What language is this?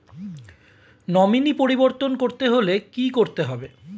Bangla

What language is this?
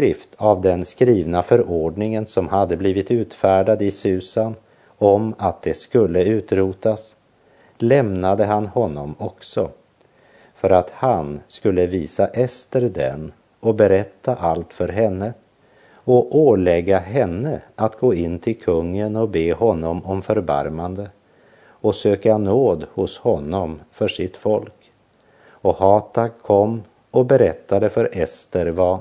Swedish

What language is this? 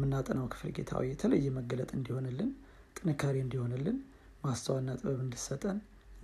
Amharic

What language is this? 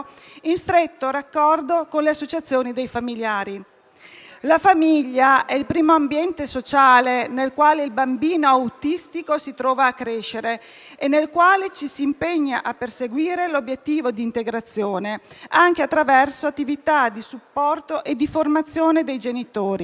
Italian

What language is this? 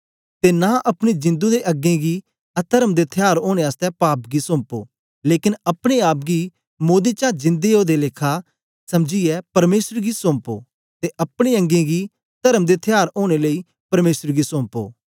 Dogri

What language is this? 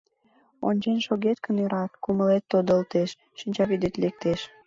Mari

